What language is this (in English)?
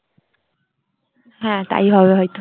Bangla